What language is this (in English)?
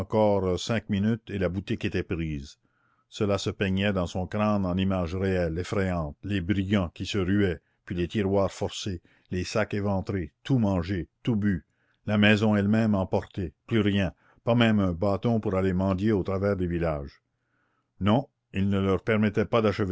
French